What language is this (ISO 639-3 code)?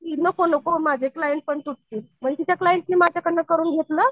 mar